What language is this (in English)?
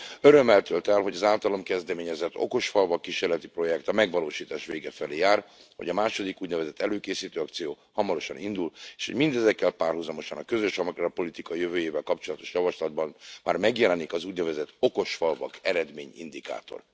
Hungarian